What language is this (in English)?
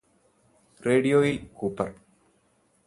Malayalam